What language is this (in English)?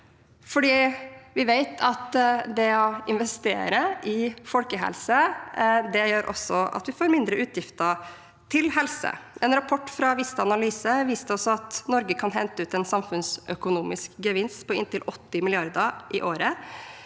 Norwegian